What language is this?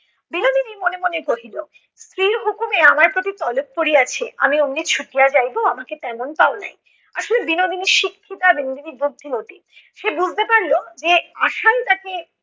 Bangla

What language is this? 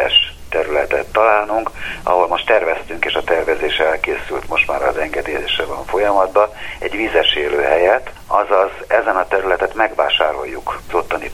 Hungarian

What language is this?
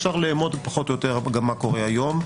Hebrew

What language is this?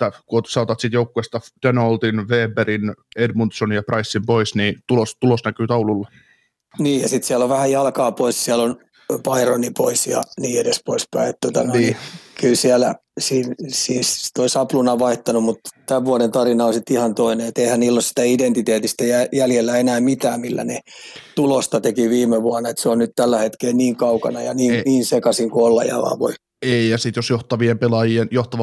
Finnish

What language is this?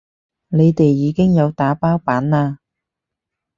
Cantonese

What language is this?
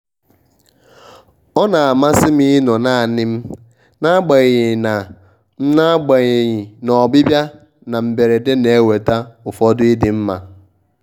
Igbo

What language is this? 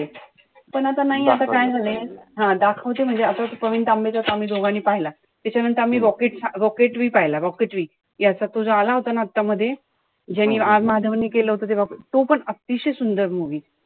Marathi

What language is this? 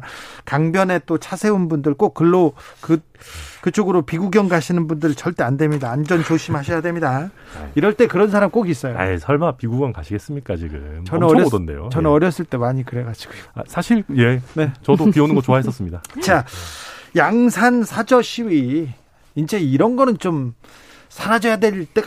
Korean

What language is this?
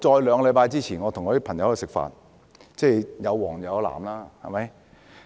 Cantonese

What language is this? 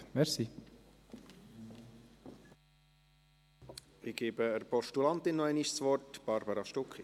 Swiss German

